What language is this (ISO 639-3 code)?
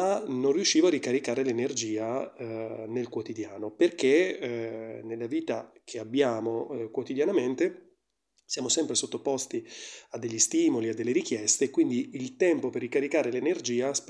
ita